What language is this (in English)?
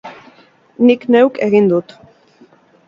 Basque